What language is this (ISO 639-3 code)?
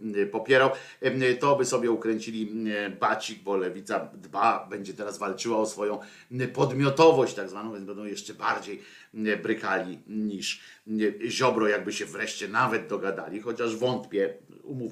pol